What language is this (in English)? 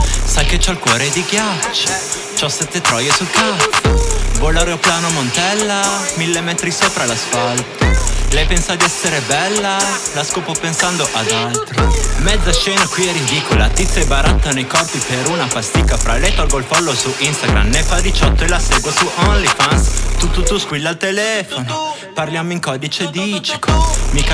Italian